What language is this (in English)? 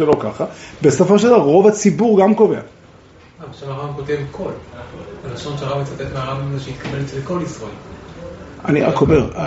Hebrew